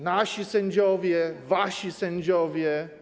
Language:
Polish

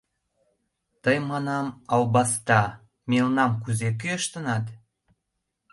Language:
Mari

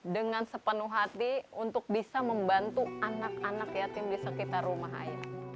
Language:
Indonesian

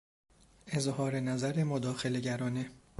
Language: Persian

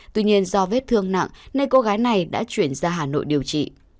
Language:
Vietnamese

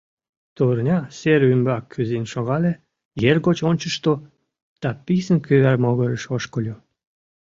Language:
Mari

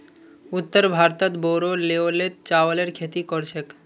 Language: Magahi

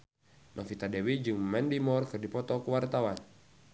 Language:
Sundanese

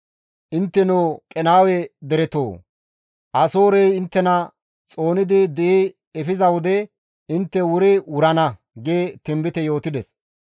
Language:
Gamo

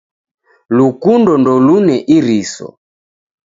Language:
Taita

